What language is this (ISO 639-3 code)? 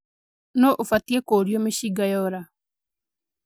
kik